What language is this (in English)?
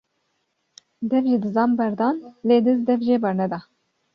Kurdish